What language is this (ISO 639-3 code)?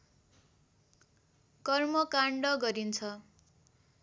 nep